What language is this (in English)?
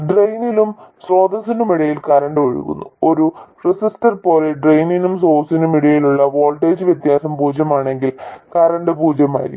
Malayalam